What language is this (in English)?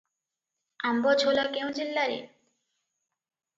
Odia